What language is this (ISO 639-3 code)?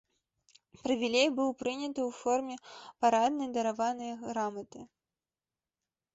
bel